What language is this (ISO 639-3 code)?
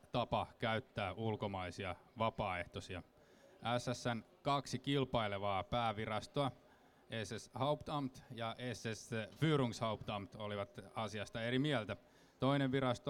fin